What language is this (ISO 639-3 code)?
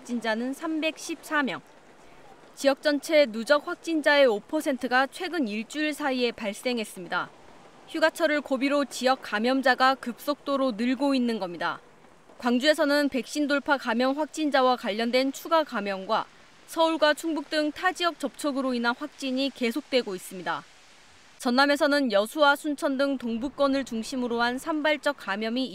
kor